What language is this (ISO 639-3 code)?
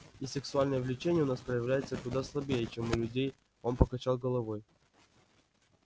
rus